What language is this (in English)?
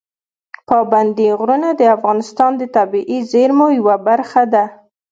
Pashto